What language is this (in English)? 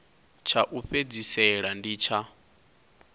Venda